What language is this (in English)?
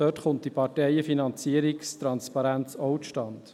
Swiss German